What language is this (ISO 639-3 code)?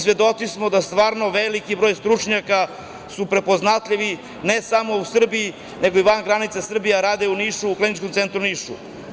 srp